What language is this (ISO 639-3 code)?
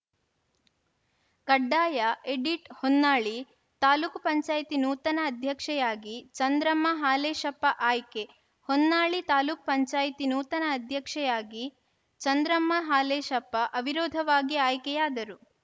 kan